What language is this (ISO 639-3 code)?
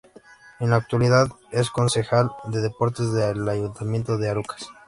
spa